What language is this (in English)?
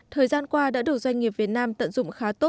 Vietnamese